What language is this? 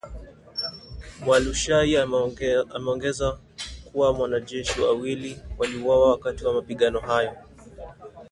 Swahili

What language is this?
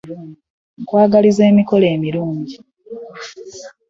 Ganda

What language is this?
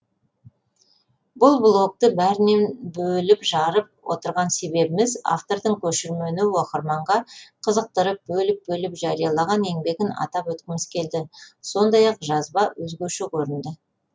Kazakh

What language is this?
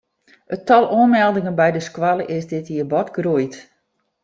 Western Frisian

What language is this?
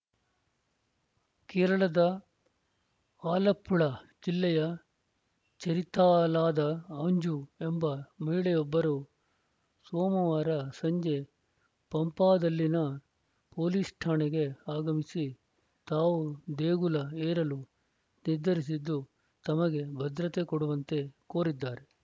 Kannada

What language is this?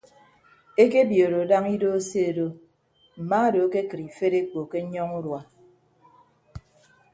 Ibibio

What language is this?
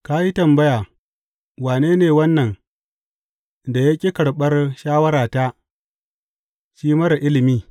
Hausa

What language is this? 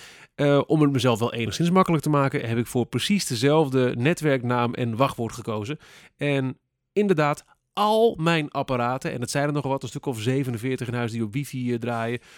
Dutch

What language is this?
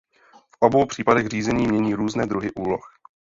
Czech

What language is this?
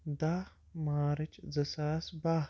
Kashmiri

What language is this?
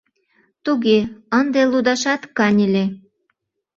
Mari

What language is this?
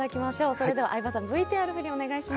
Japanese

